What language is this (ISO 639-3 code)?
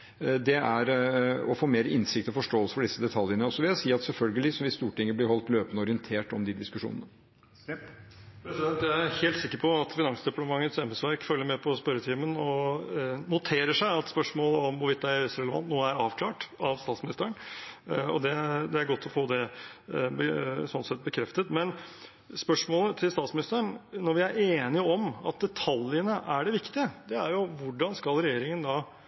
nor